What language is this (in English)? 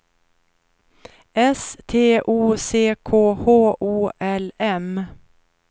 Swedish